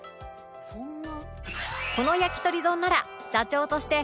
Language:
Japanese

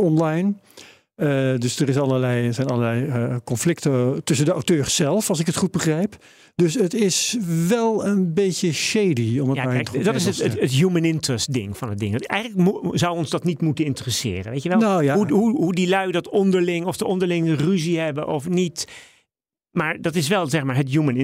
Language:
Dutch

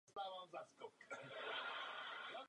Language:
Czech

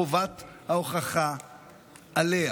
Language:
Hebrew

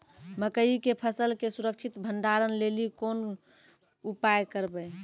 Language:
Maithili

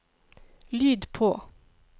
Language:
Norwegian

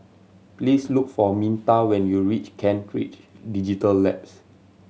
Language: English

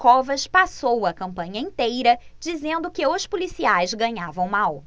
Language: Portuguese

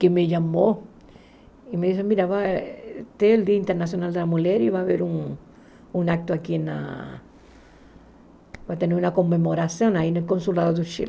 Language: Portuguese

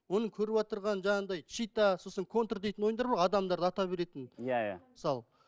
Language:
Kazakh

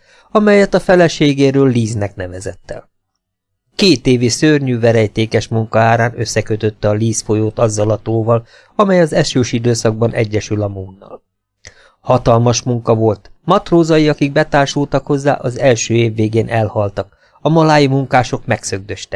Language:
Hungarian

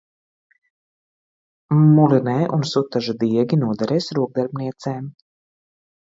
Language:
Latvian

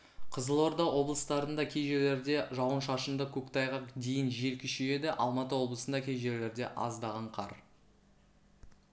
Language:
Kazakh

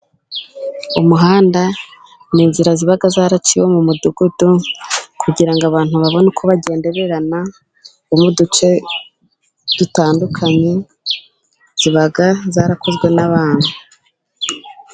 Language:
Kinyarwanda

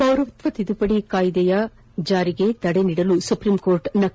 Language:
Kannada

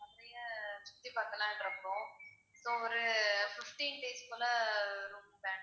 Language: Tamil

